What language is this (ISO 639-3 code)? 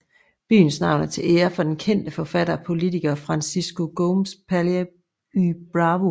dan